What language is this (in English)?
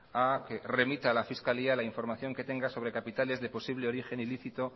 Spanish